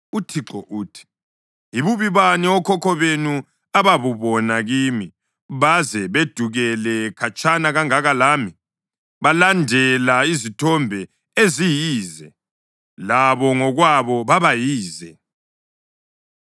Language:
North Ndebele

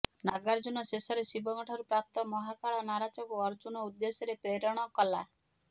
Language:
Odia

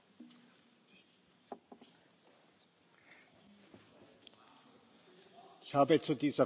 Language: German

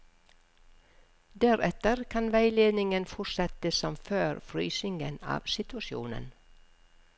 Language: Norwegian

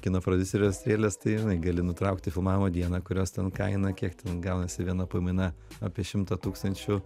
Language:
Lithuanian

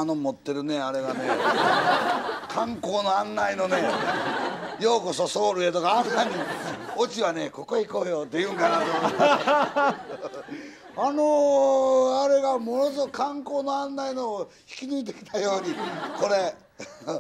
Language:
Japanese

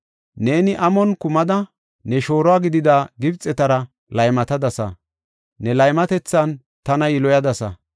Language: Gofa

